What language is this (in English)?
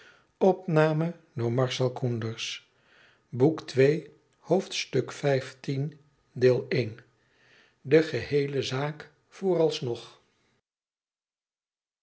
Dutch